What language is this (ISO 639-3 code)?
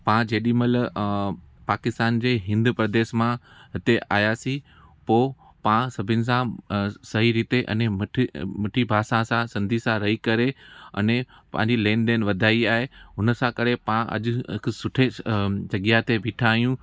snd